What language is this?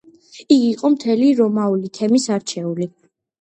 Georgian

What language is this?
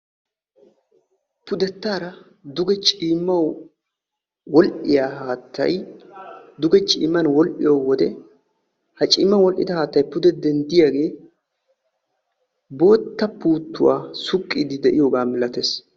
Wolaytta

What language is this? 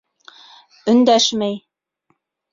Bashkir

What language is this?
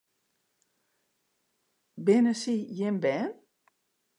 Western Frisian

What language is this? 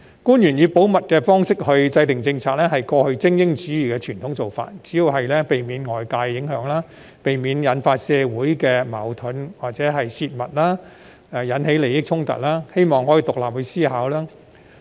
Cantonese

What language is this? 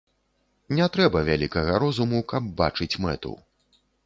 Belarusian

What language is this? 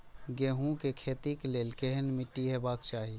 Maithili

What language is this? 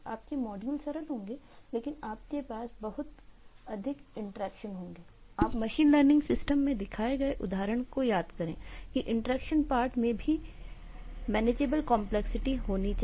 Hindi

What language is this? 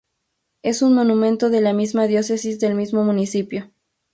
Spanish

